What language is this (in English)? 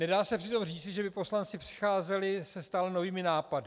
Czech